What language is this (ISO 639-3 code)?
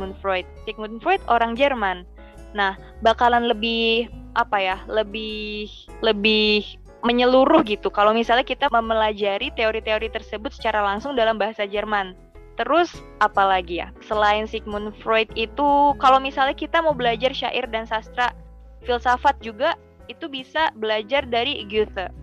ind